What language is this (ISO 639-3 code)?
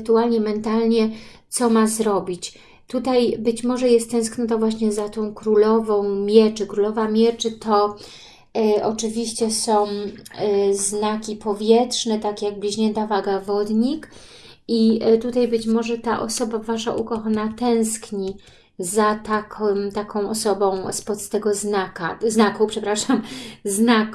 pol